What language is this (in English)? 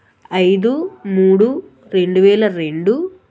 Telugu